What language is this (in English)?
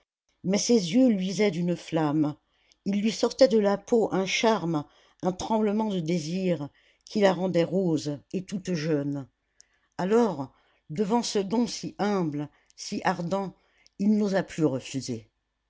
French